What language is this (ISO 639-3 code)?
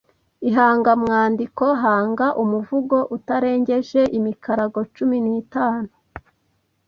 kin